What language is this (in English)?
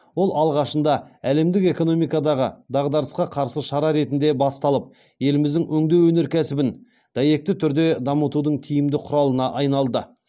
Kazakh